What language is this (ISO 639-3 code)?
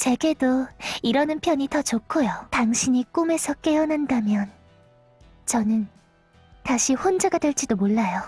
kor